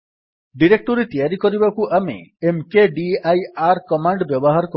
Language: Odia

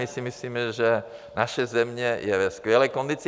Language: Czech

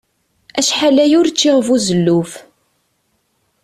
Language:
Kabyle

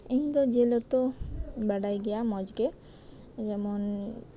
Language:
Santali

